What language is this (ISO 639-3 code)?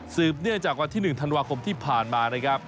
tha